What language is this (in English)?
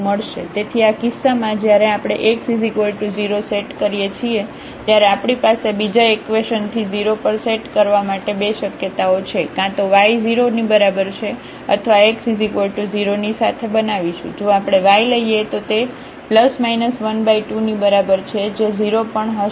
Gujarati